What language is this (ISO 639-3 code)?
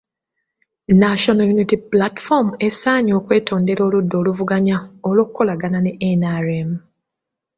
lug